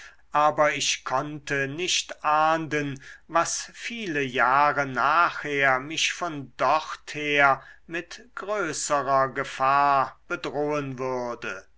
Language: German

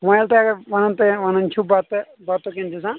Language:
Kashmiri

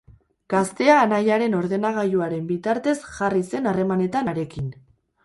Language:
Basque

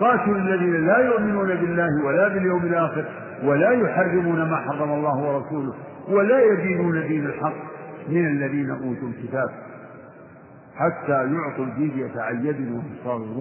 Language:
Arabic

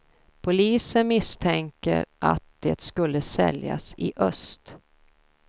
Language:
Swedish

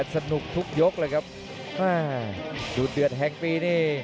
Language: Thai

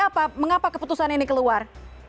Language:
Indonesian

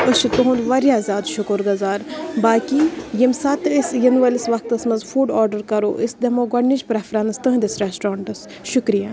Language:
Kashmiri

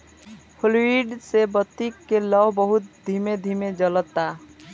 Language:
Bhojpuri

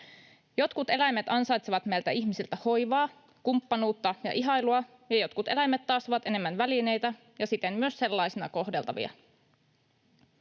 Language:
Finnish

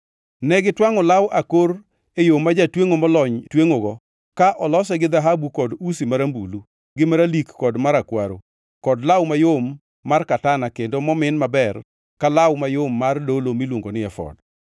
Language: Luo (Kenya and Tanzania)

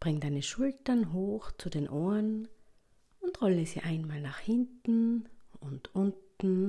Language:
German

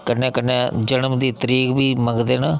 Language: Dogri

